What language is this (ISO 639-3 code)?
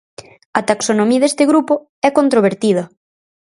glg